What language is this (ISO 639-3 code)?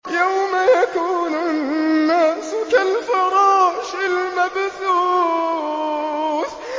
ara